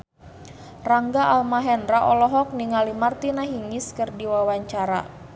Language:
Sundanese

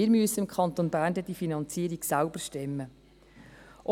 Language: Swiss German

